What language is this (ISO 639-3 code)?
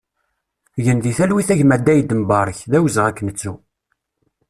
kab